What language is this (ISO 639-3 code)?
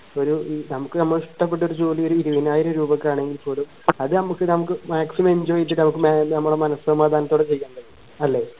mal